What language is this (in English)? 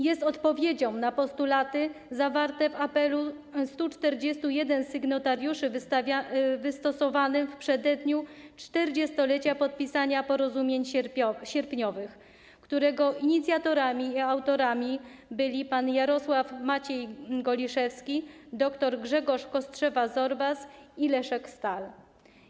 Polish